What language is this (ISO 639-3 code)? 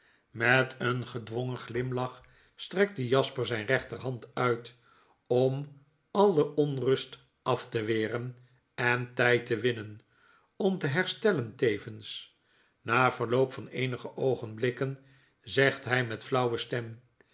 nld